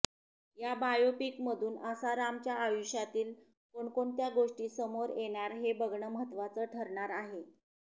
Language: Marathi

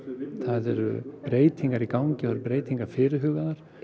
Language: Icelandic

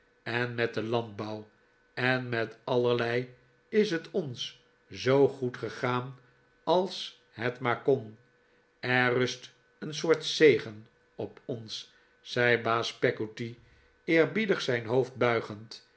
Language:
Dutch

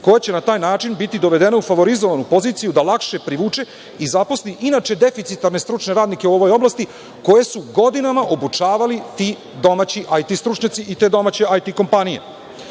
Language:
Serbian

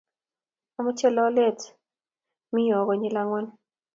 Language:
Kalenjin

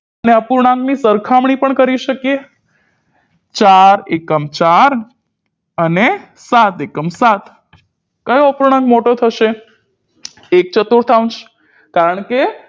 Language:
Gujarati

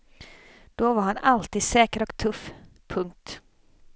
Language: Swedish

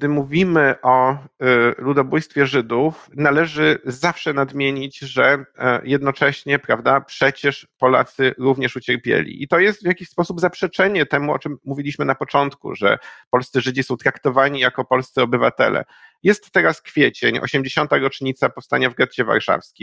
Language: Polish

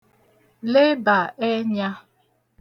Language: Igbo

